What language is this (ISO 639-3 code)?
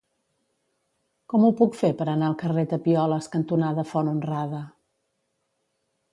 cat